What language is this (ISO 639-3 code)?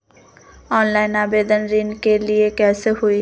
mag